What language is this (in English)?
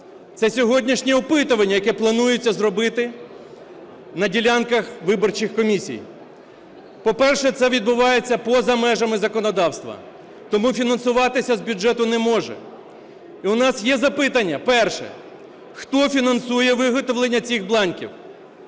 Ukrainian